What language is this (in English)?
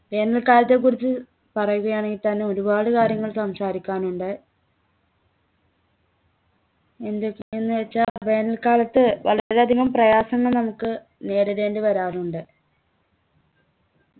Malayalam